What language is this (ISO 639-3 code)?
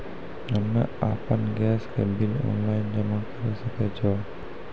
mai